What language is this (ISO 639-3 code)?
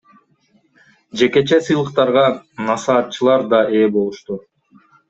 kir